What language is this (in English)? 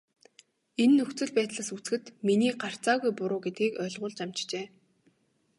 Mongolian